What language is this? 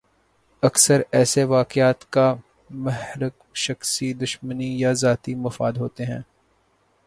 Urdu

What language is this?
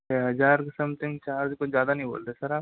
Hindi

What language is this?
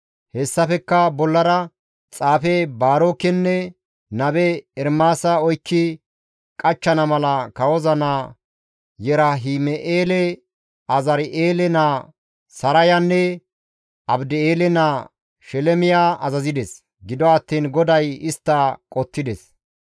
Gamo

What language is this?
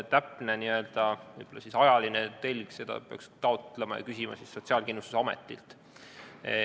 Estonian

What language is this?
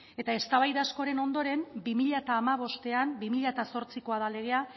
Basque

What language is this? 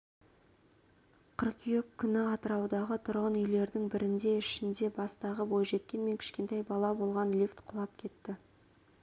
Kazakh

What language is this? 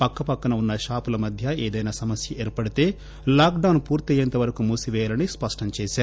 Telugu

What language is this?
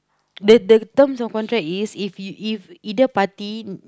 English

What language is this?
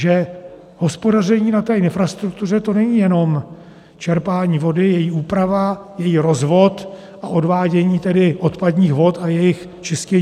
Czech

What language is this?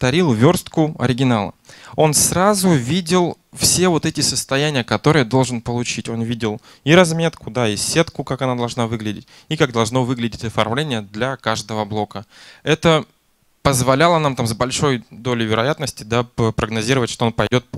Russian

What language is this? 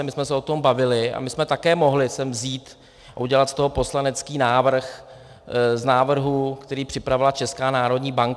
Czech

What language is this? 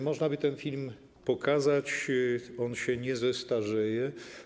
Polish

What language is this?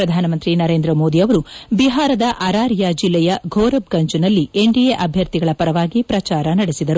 Kannada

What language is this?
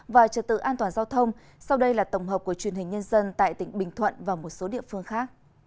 Vietnamese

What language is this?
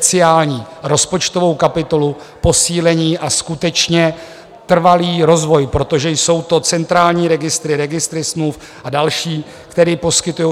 Czech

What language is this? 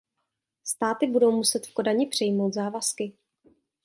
Czech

